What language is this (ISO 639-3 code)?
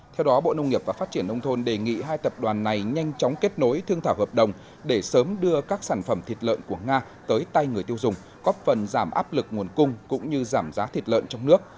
vie